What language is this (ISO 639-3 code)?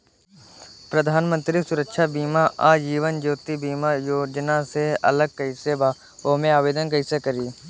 bho